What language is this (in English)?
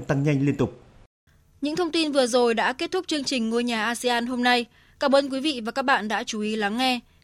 Vietnamese